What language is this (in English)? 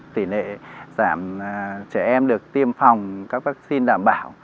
Vietnamese